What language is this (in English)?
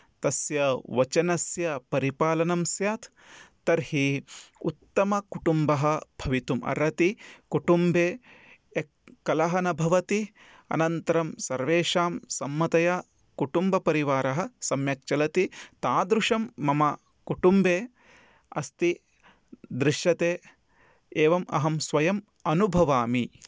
Sanskrit